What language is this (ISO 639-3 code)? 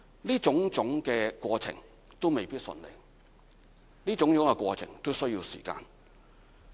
yue